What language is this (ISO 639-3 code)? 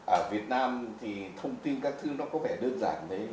vie